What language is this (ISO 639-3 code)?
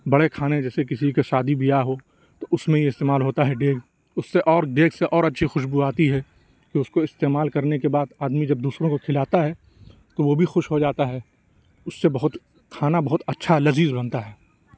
urd